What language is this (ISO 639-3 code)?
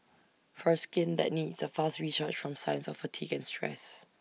eng